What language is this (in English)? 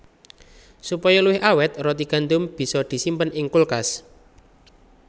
Javanese